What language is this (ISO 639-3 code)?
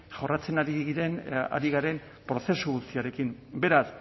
eus